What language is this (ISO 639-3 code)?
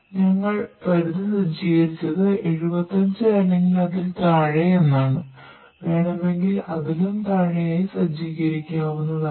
mal